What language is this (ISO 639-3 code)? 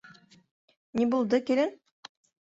bak